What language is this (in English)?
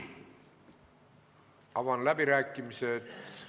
Estonian